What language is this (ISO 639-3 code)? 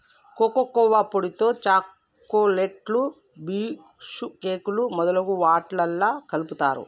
tel